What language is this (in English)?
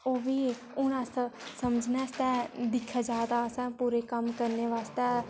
Dogri